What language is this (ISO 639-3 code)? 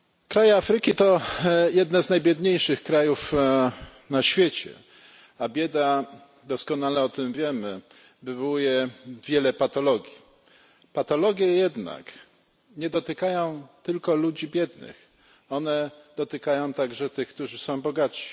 pol